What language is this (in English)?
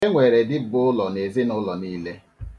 Igbo